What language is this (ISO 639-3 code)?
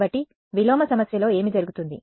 tel